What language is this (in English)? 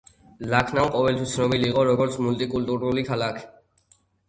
Georgian